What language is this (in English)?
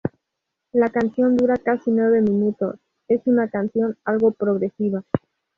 Spanish